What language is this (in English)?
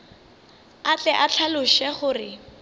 Northern Sotho